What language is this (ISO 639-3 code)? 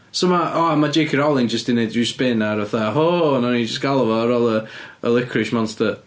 cym